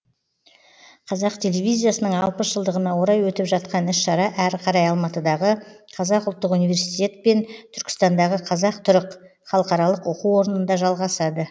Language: Kazakh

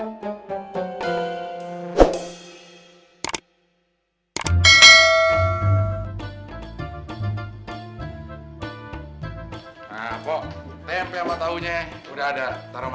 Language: Indonesian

